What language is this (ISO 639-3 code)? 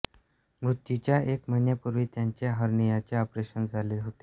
mar